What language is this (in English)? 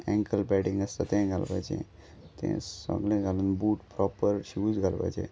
Konkani